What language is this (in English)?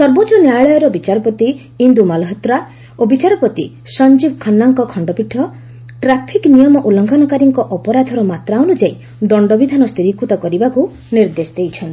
Odia